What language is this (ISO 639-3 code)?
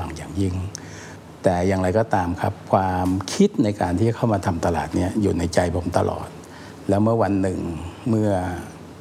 tha